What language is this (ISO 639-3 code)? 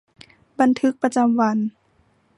tha